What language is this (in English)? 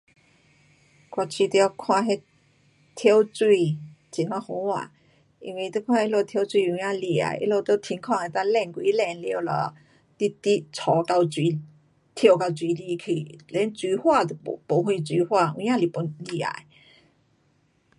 Pu-Xian Chinese